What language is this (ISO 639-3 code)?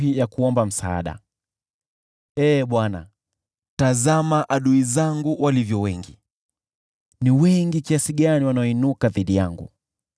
swa